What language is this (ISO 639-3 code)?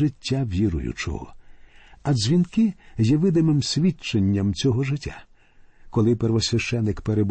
ukr